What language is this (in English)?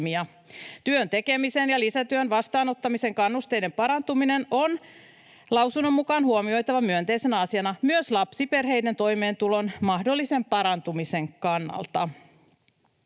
Finnish